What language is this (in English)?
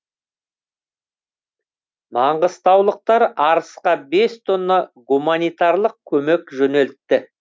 Kazakh